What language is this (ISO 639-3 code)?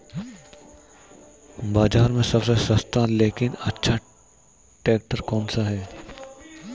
hin